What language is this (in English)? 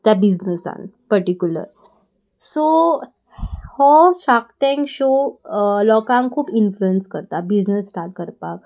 Konkani